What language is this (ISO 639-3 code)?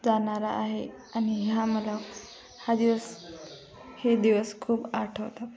mar